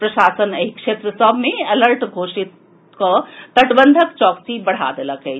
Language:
Maithili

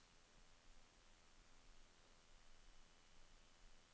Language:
Norwegian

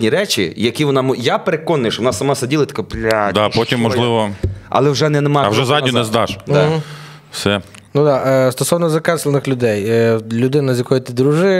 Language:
Ukrainian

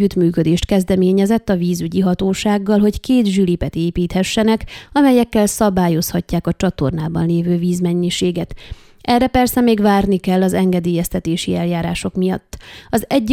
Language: Hungarian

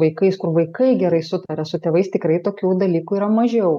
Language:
Lithuanian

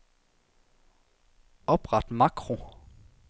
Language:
Danish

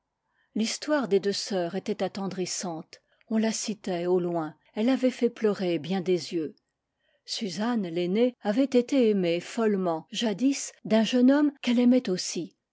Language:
French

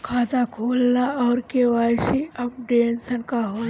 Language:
Bhojpuri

